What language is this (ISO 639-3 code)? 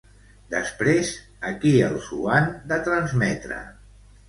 cat